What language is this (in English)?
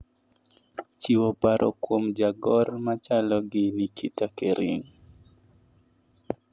Luo (Kenya and Tanzania)